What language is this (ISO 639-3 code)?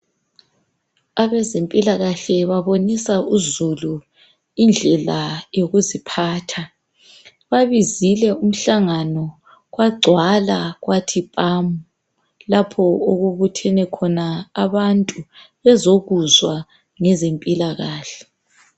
nde